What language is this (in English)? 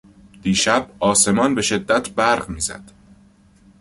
Persian